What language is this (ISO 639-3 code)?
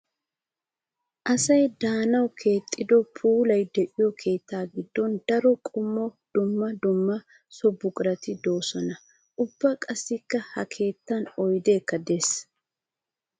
wal